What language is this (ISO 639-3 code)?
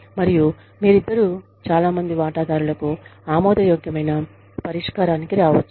tel